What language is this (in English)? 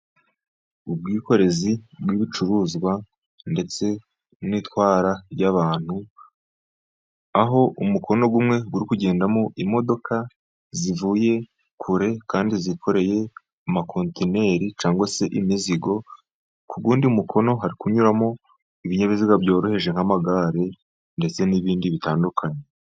Kinyarwanda